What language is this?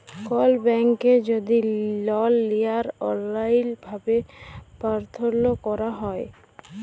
Bangla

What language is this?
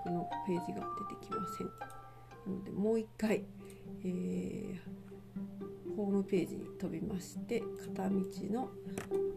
Japanese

